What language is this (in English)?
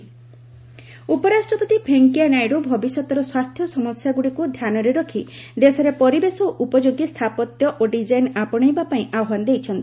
Odia